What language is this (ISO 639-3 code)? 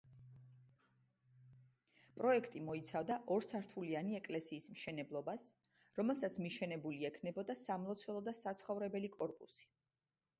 kat